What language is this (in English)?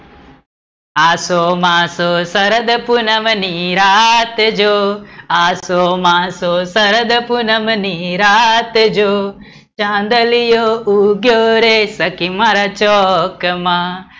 Gujarati